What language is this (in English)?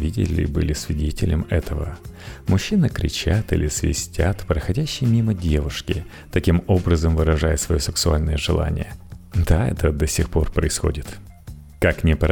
Russian